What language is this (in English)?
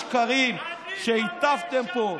Hebrew